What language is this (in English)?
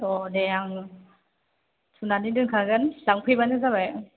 Bodo